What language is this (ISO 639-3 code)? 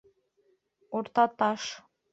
bak